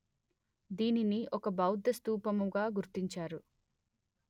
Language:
Telugu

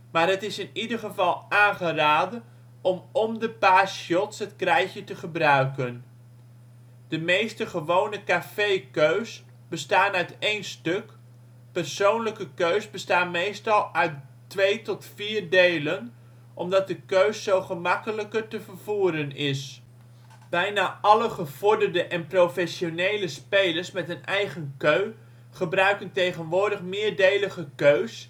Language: Dutch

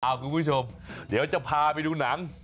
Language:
Thai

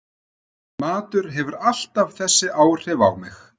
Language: Icelandic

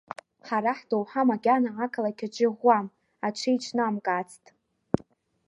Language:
Abkhazian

